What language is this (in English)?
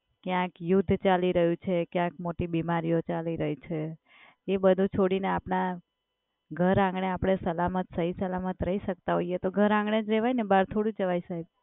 Gujarati